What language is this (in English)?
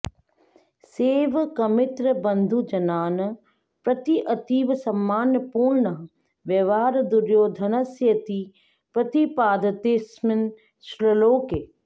Sanskrit